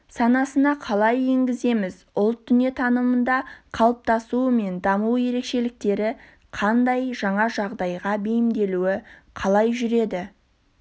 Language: Kazakh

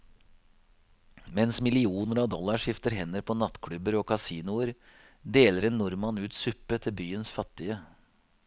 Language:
Norwegian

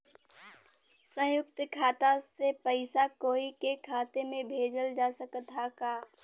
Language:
Bhojpuri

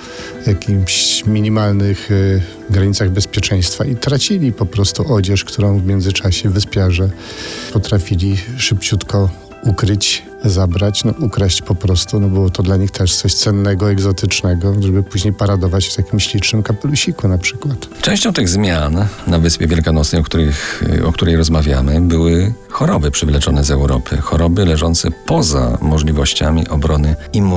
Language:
Polish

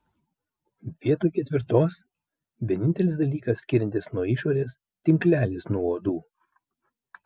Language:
Lithuanian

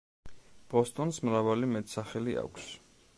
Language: Georgian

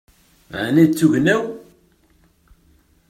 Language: Kabyle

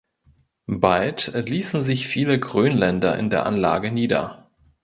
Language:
German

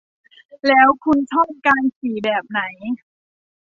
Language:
Thai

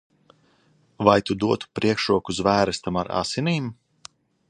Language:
Latvian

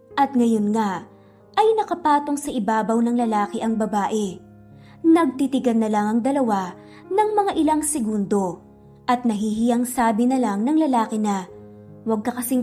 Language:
Filipino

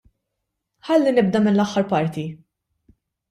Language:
Maltese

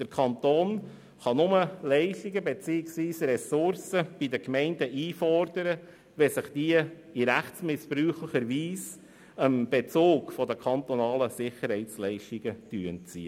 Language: Swiss German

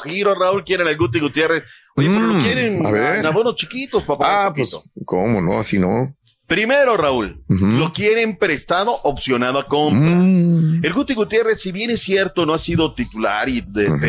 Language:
Spanish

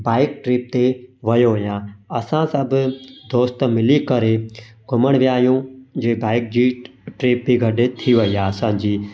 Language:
Sindhi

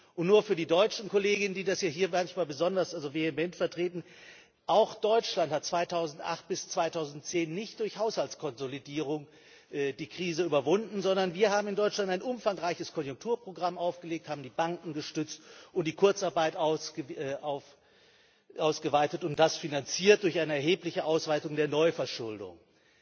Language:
German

